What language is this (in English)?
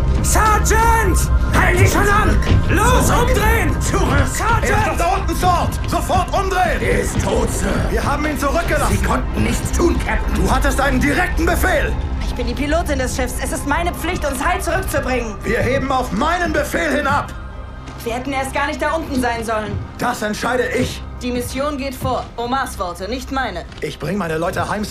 German